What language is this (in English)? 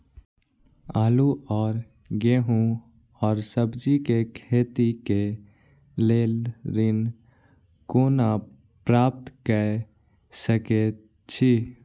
Maithili